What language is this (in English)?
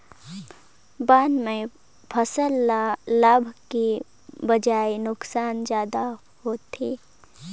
Chhattisgarhi